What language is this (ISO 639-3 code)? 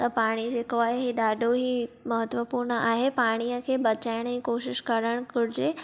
snd